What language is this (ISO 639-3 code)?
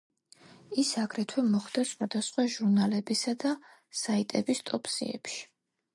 kat